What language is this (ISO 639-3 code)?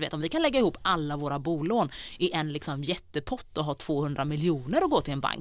swe